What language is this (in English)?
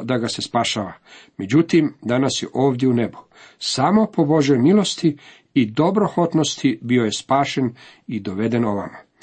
Croatian